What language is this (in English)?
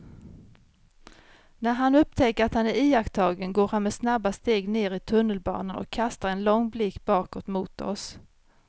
Swedish